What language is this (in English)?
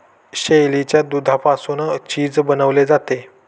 Marathi